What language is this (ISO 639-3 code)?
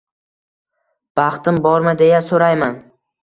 uzb